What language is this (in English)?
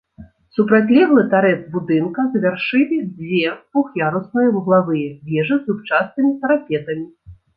Belarusian